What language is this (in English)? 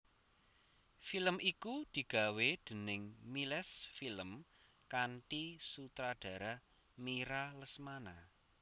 Javanese